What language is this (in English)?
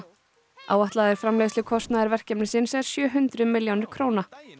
Icelandic